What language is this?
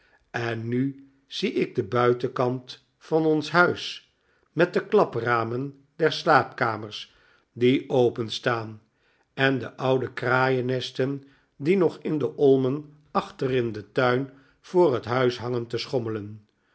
Dutch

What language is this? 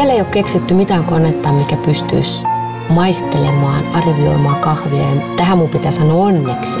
Finnish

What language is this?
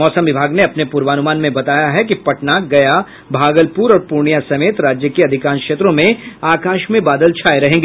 Hindi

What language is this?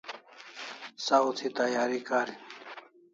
Kalasha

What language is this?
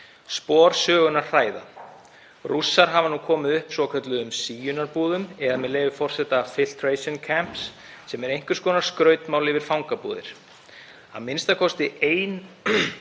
Icelandic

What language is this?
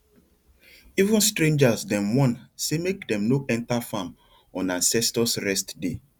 Nigerian Pidgin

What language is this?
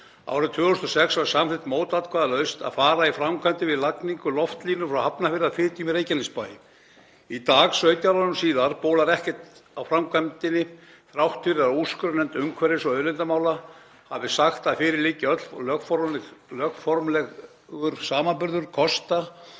Icelandic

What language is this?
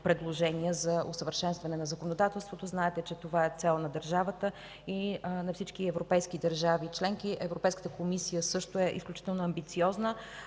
Bulgarian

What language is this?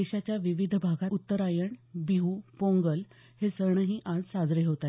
Marathi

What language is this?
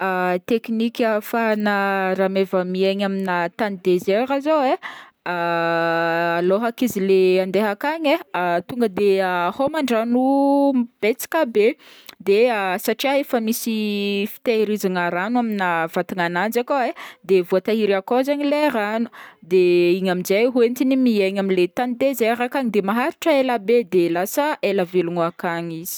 Northern Betsimisaraka Malagasy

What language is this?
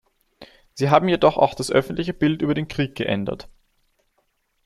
German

